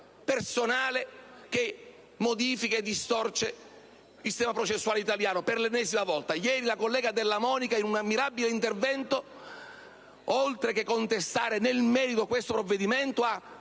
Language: Italian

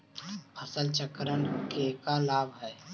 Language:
Magahi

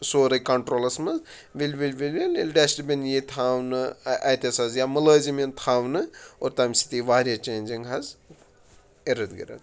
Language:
Kashmiri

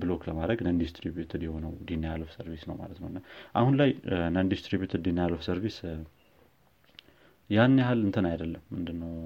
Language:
Amharic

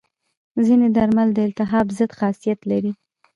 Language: Pashto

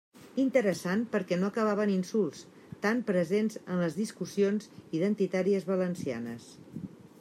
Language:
Catalan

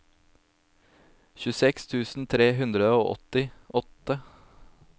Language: Norwegian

